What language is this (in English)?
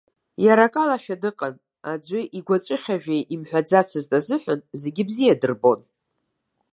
Abkhazian